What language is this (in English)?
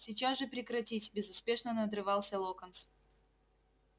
Russian